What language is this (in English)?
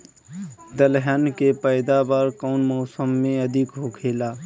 Bhojpuri